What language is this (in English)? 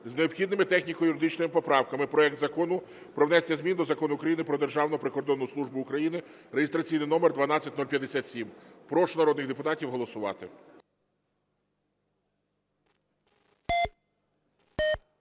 Ukrainian